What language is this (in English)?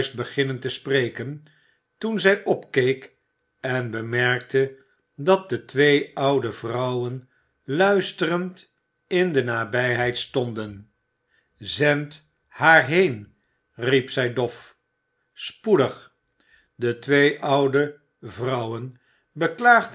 Dutch